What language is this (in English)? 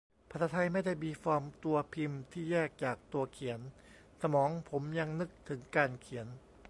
Thai